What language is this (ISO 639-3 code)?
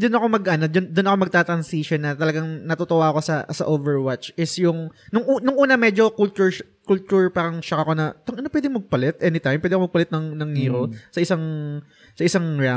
fil